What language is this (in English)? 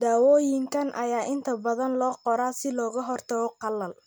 Somali